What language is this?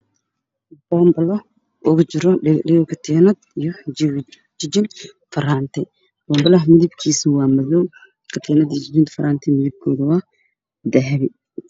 Somali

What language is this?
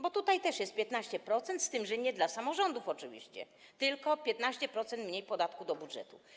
Polish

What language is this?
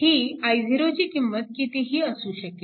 Marathi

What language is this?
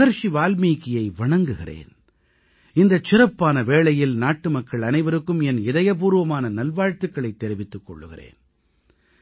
Tamil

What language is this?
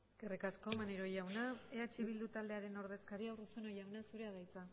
Basque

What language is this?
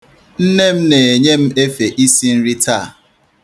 Igbo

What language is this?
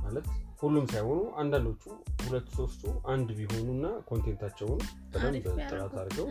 Amharic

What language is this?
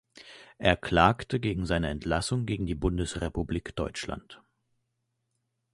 German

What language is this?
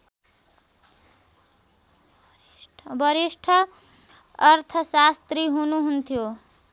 Nepali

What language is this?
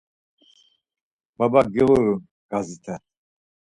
Laz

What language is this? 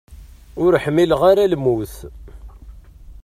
Kabyle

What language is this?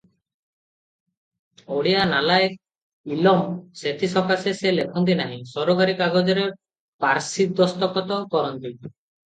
Odia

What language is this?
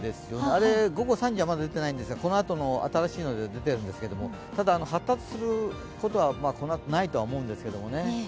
Japanese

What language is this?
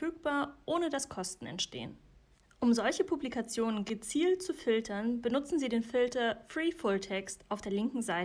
German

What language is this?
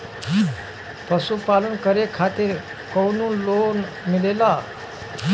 Bhojpuri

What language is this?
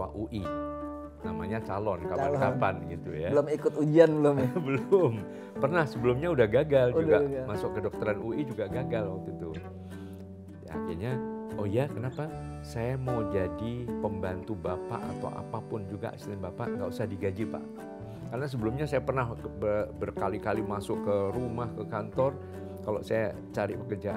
Indonesian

